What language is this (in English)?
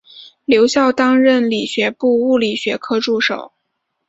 Chinese